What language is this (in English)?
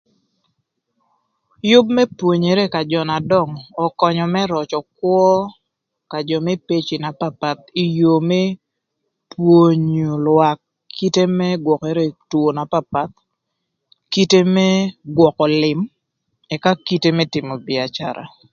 Thur